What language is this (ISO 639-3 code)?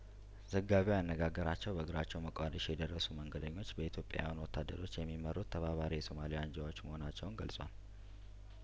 amh